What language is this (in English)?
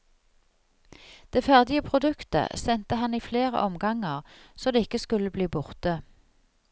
Norwegian